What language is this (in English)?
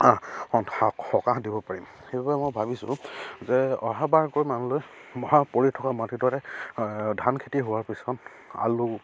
Assamese